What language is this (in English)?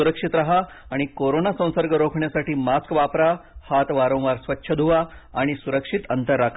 Marathi